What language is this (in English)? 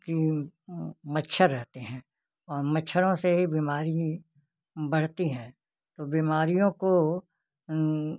Hindi